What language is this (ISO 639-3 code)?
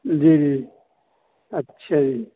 urd